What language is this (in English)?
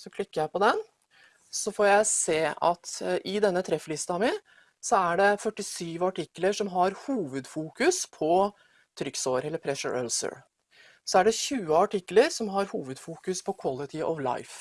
Norwegian